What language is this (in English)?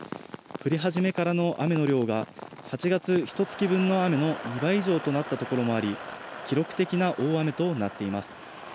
Japanese